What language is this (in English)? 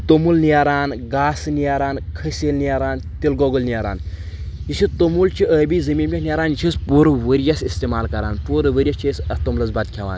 Kashmiri